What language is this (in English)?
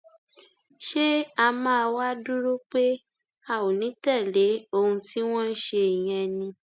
Yoruba